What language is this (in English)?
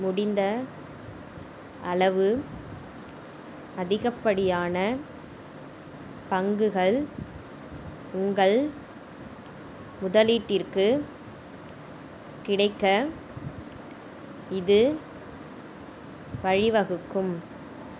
Tamil